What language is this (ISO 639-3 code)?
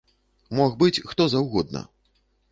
bel